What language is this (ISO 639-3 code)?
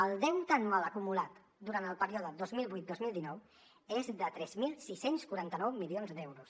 cat